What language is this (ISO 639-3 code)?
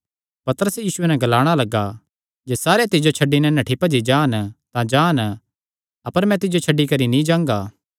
xnr